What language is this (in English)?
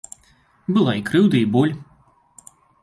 Belarusian